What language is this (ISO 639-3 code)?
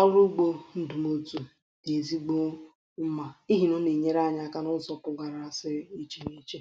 ibo